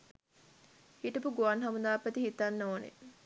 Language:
Sinhala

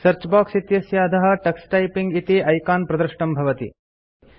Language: Sanskrit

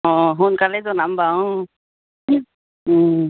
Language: Assamese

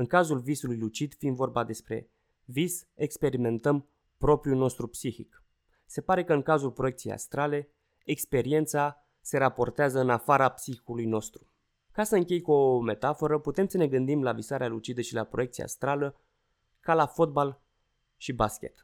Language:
Romanian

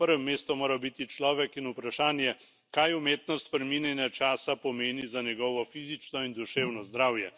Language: Slovenian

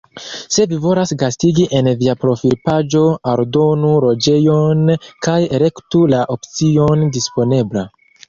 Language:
Esperanto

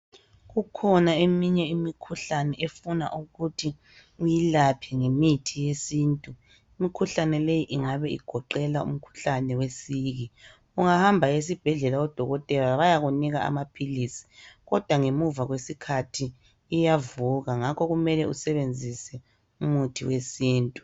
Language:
North Ndebele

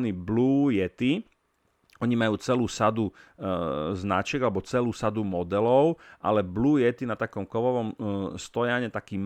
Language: Slovak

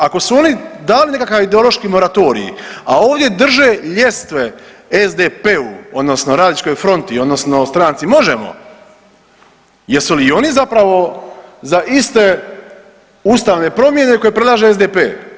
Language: Croatian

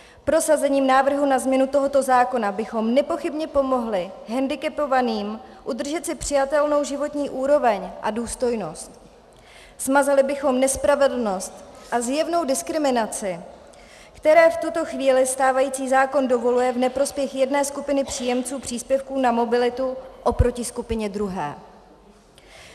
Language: Czech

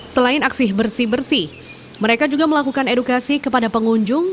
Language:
Indonesian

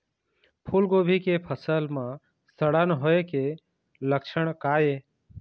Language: Chhattisgarhi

